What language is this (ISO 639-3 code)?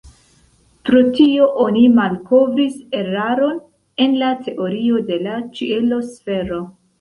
epo